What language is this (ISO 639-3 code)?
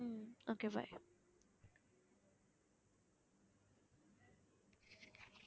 tam